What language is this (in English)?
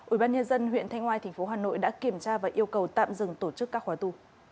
Vietnamese